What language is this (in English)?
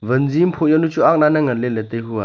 Wancho Naga